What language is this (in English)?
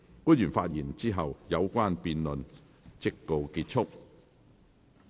Cantonese